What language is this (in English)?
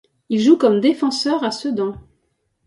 French